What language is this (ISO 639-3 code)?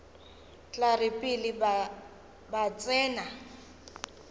nso